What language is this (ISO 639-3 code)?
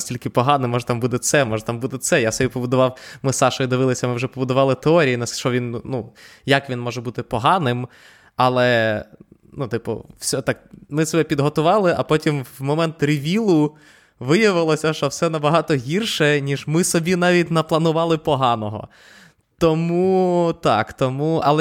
ukr